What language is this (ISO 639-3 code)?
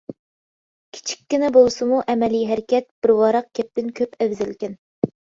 uig